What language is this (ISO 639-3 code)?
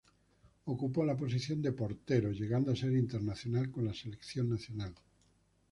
spa